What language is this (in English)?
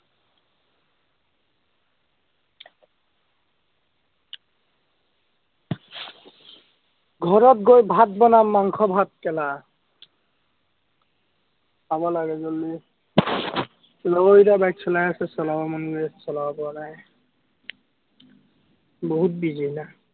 Assamese